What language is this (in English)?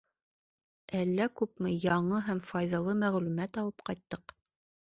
Bashkir